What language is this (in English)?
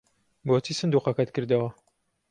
Central Kurdish